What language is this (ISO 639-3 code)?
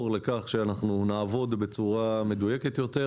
heb